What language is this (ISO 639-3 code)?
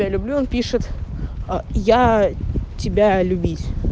rus